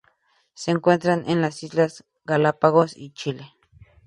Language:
Spanish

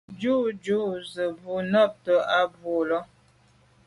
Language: Medumba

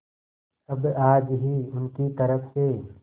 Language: Hindi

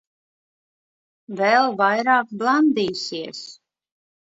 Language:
Latvian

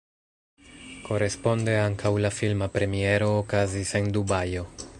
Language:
Esperanto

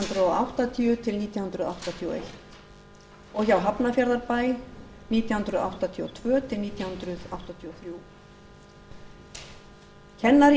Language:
Icelandic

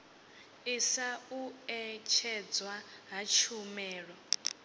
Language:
Venda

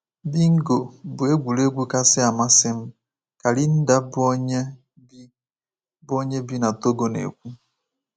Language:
Igbo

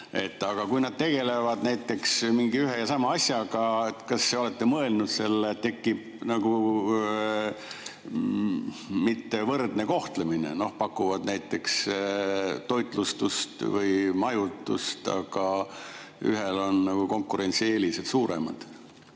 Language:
Estonian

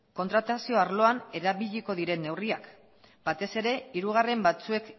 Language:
Basque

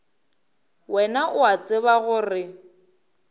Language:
Northern Sotho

